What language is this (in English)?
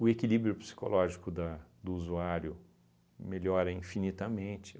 Portuguese